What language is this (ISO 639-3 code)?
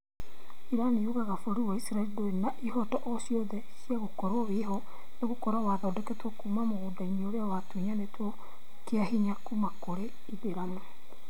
kik